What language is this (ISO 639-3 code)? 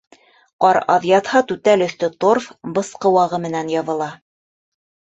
bak